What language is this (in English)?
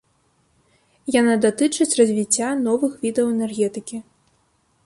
Belarusian